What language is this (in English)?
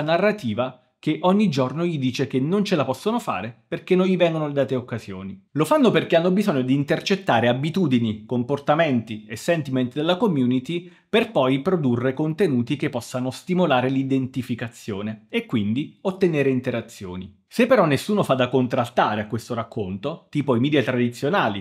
Italian